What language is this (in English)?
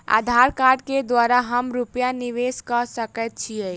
Maithili